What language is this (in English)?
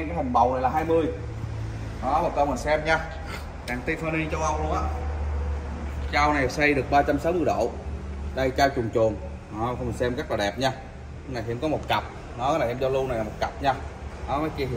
Vietnamese